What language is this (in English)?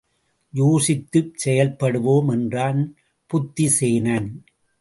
Tamil